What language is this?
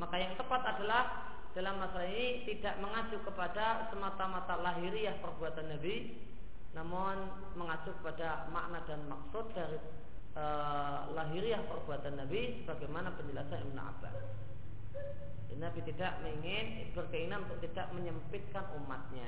Indonesian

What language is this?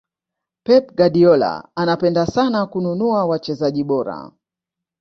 Swahili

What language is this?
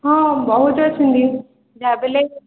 Odia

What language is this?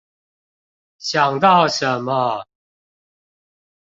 Chinese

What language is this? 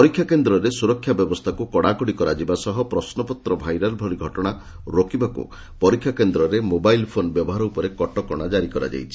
Odia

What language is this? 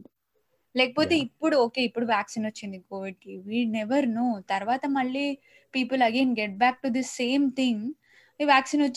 Telugu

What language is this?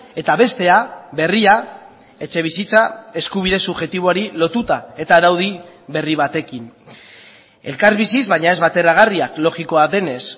Basque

